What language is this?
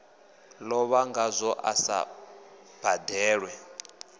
Venda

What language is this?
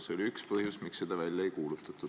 Estonian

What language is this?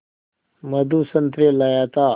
Hindi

